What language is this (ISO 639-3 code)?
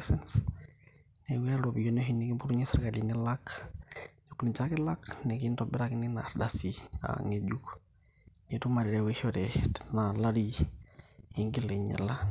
mas